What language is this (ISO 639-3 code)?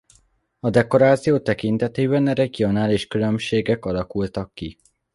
hun